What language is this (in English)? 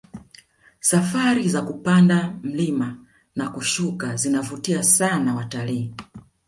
Swahili